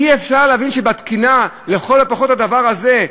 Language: Hebrew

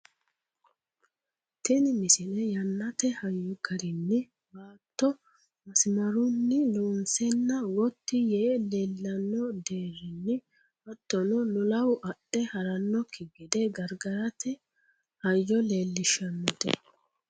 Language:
Sidamo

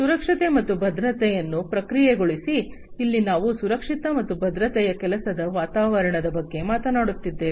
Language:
Kannada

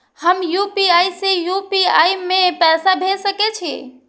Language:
Maithili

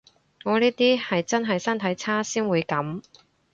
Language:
Cantonese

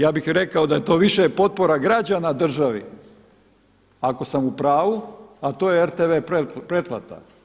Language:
Croatian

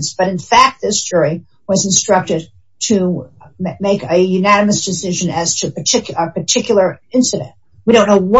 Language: English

